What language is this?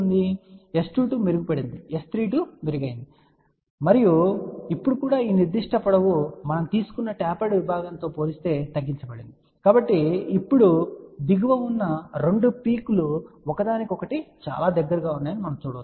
Telugu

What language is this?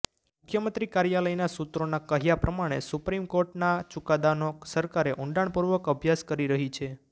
Gujarati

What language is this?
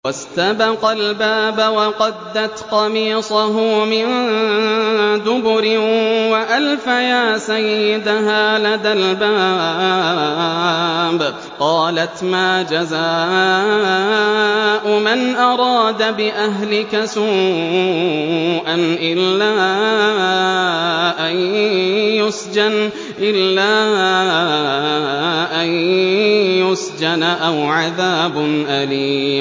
Arabic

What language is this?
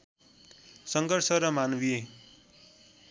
Nepali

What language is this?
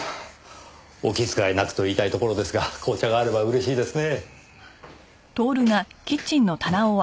Japanese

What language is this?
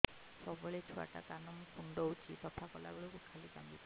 Odia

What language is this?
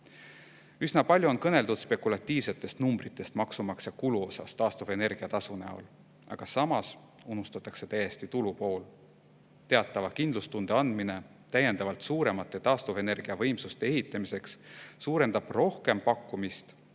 Estonian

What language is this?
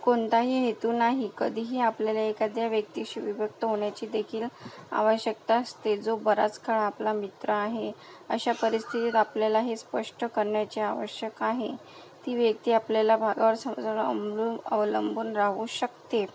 Marathi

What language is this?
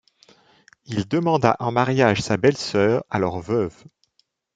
French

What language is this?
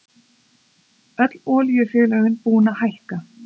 Icelandic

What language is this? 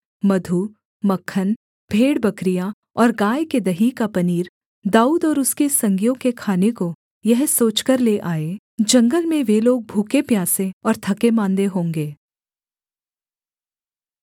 Hindi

